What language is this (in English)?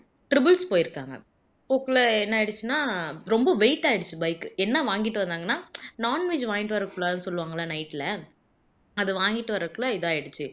Tamil